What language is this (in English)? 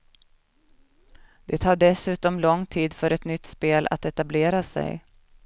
Swedish